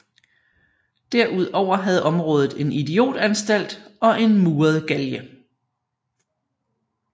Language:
Danish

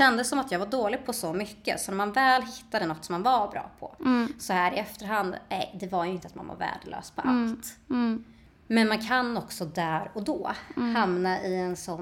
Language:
Swedish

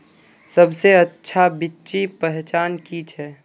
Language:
Magahi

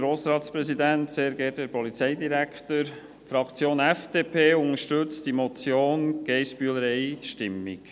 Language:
Swiss German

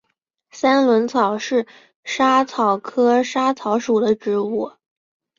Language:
Chinese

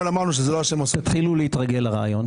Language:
Hebrew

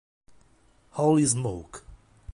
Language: Italian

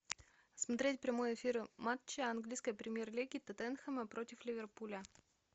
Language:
Russian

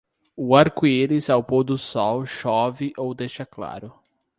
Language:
Portuguese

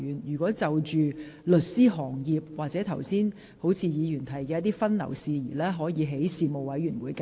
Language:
Cantonese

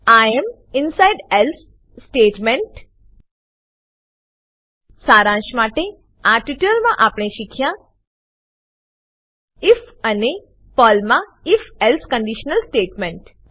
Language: Gujarati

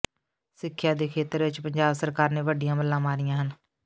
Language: Punjabi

